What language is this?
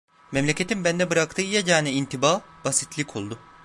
Turkish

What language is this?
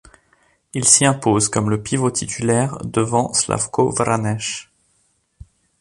French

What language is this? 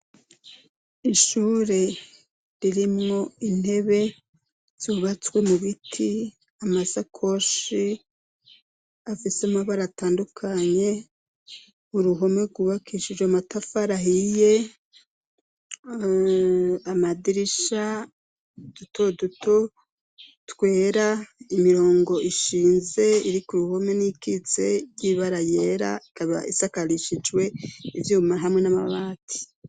Rundi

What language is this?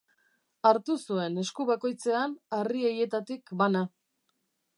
Basque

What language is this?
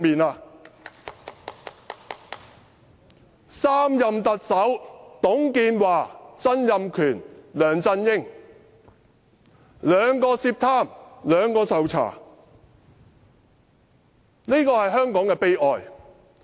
Cantonese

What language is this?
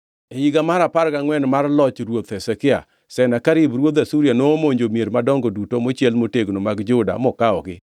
Luo (Kenya and Tanzania)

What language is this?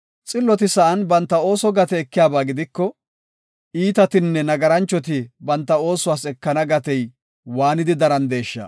Gofa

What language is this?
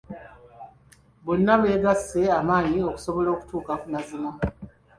Ganda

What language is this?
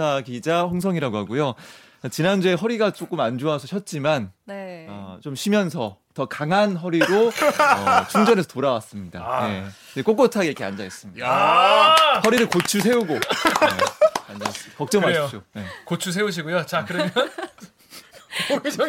Korean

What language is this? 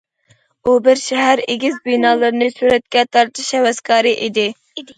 Uyghur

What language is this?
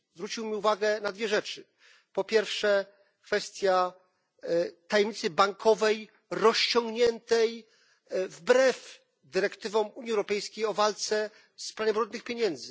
Polish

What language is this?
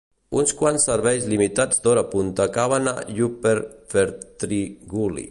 Catalan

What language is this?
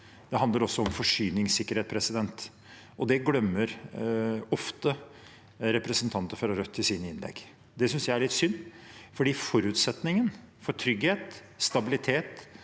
Norwegian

